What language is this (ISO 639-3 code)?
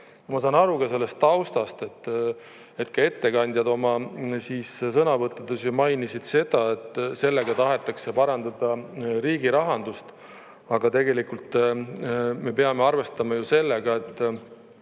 est